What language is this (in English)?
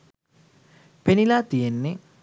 Sinhala